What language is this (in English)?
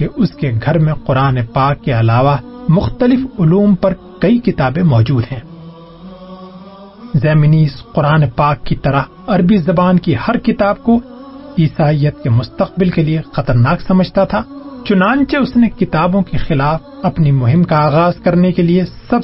Urdu